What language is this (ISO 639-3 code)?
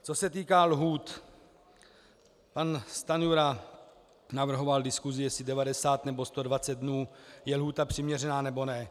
ces